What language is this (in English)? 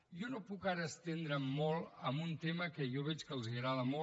Catalan